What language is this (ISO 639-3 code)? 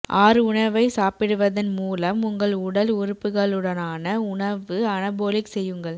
tam